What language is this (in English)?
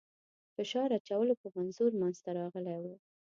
Pashto